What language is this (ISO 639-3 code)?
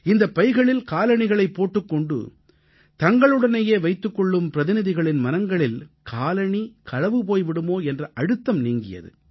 tam